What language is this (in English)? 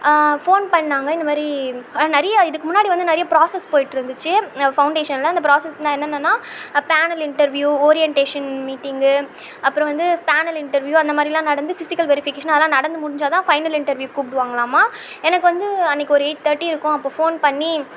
Tamil